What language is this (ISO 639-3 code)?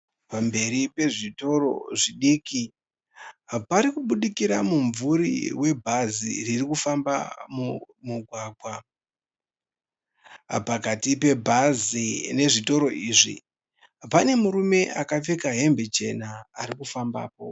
sna